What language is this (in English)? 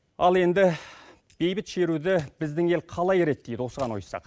Kazakh